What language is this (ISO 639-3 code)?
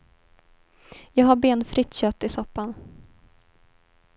swe